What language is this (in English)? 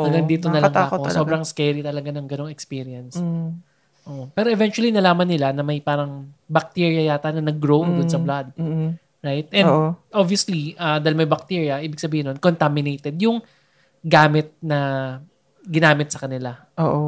Filipino